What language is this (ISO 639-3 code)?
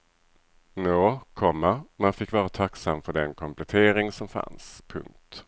swe